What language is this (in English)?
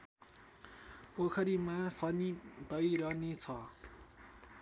Nepali